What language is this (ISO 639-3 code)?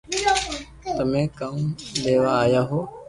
lrk